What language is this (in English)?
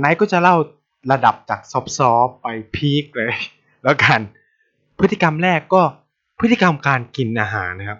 Thai